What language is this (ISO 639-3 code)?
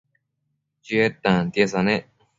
mcf